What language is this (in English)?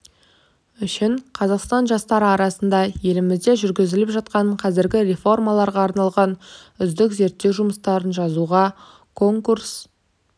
Kazakh